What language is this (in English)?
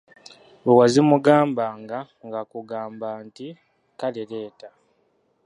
Ganda